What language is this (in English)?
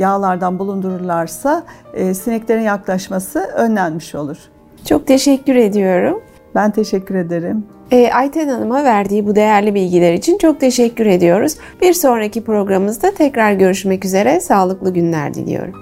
Turkish